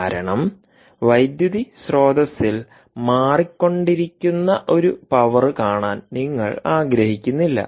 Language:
Malayalam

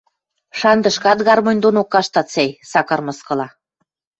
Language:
Western Mari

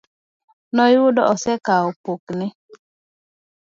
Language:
Luo (Kenya and Tanzania)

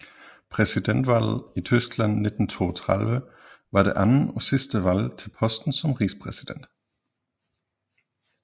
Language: Danish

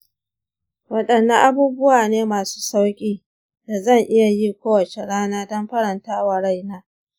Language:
Hausa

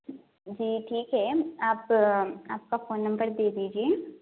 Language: Urdu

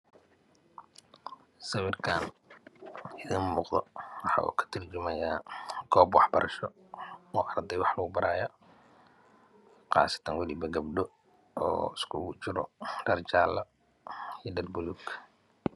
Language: Somali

